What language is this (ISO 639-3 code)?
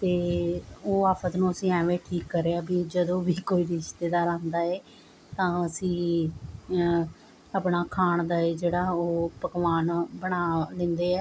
pan